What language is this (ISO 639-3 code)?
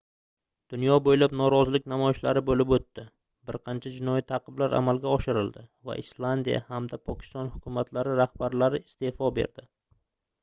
uzb